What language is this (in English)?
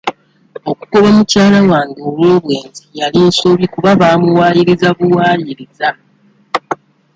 Ganda